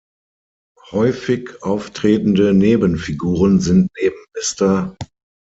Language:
German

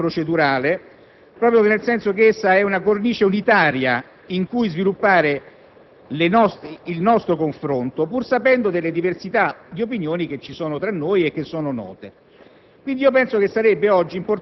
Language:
Italian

